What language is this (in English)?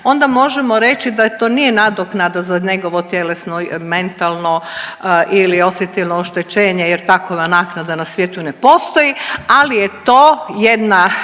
Croatian